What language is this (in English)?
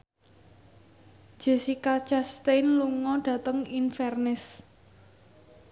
Javanese